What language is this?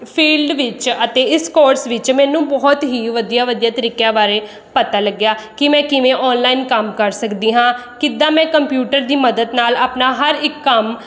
Punjabi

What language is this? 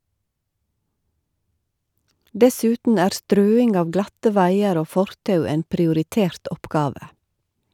Norwegian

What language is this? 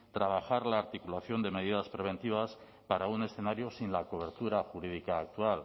Spanish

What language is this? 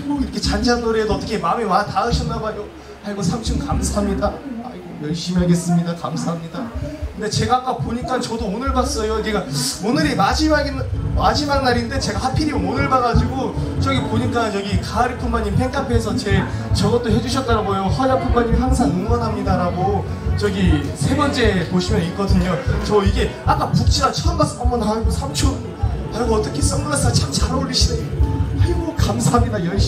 Korean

